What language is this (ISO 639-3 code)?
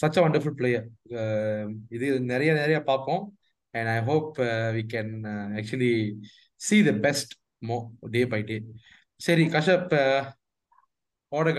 tam